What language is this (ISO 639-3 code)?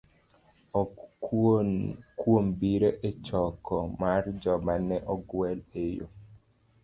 luo